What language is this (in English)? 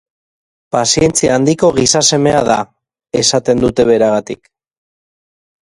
Basque